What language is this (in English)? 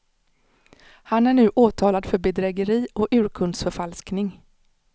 Swedish